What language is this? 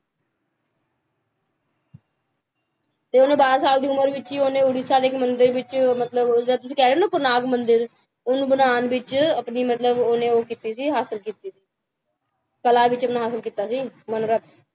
Punjabi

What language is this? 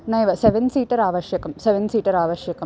Sanskrit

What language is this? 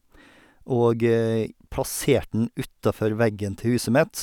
Norwegian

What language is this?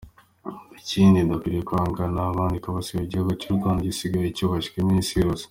Kinyarwanda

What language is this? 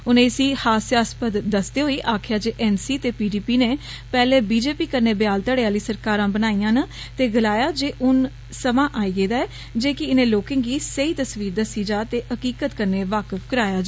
Dogri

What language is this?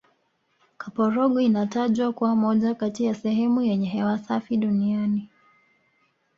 Swahili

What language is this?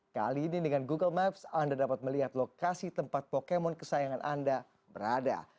Indonesian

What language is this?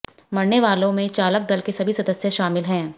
Hindi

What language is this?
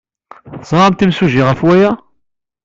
Kabyle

